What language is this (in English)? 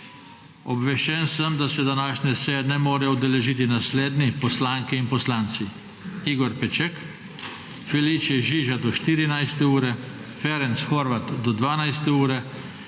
Slovenian